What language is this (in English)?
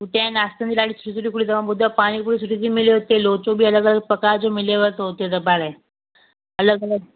Sindhi